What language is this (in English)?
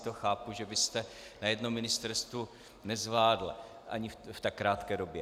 Czech